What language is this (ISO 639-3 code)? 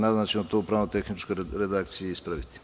srp